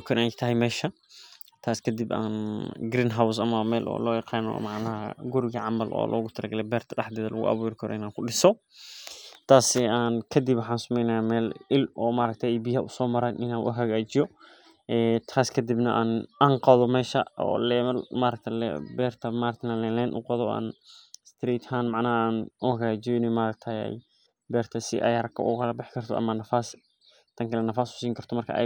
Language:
Somali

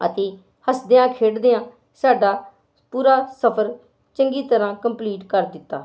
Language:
Punjabi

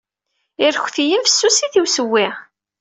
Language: Kabyle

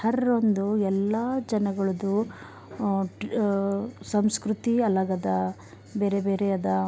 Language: Kannada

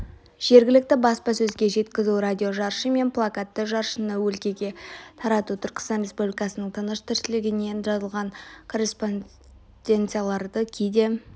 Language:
Kazakh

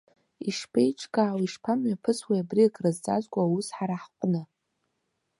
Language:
Abkhazian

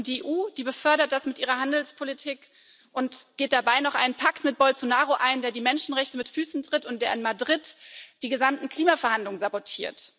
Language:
German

